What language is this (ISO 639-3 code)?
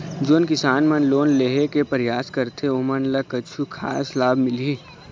hne